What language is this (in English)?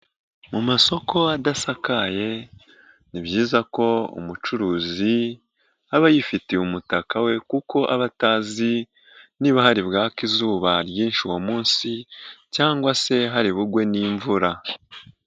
Kinyarwanda